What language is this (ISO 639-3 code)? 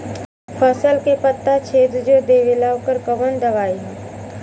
bho